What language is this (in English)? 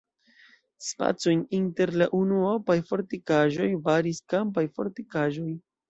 Esperanto